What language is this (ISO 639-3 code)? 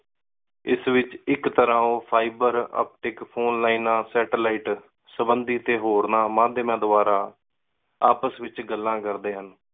pan